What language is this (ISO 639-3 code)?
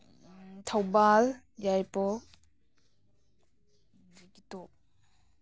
mni